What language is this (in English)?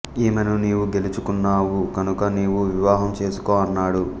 Telugu